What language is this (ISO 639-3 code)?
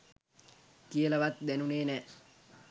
sin